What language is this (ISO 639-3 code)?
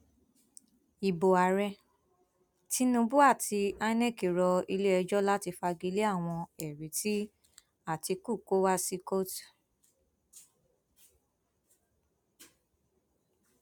yor